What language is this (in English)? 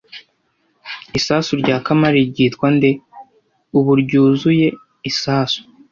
Kinyarwanda